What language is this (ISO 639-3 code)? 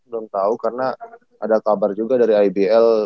ind